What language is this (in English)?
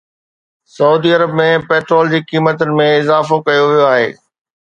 Sindhi